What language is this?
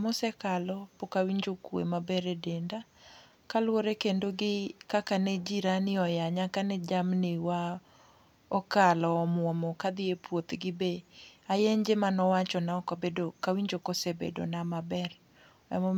Luo (Kenya and Tanzania)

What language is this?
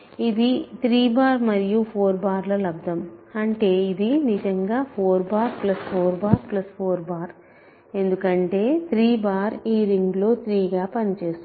Telugu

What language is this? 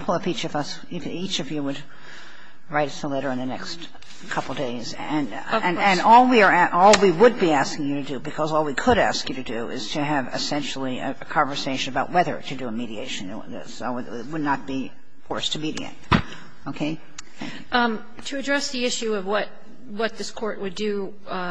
English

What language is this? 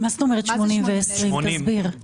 Hebrew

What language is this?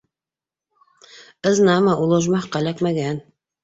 Bashkir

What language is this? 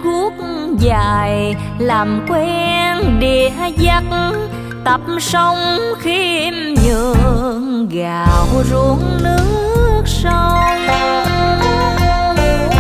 Vietnamese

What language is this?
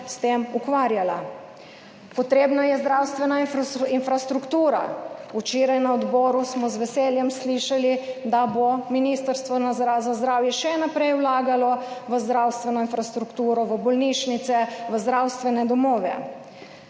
Slovenian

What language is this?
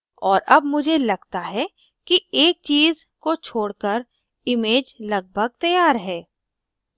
Hindi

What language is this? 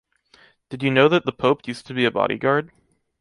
English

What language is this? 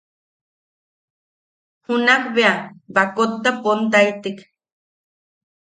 Yaqui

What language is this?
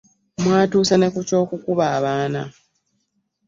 Ganda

